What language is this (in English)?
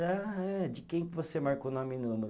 Portuguese